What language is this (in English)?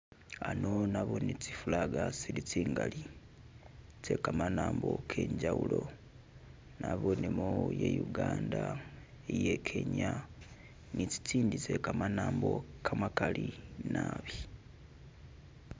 Masaaba